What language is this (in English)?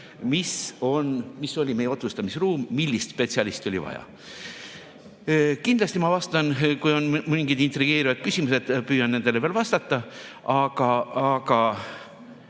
Estonian